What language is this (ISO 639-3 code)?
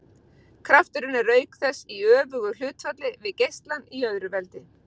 isl